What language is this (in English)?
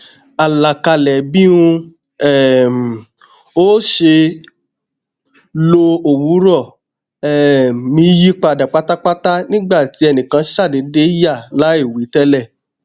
Yoruba